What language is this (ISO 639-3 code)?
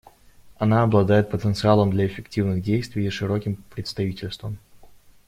rus